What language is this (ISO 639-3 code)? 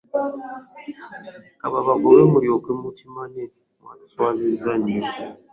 lug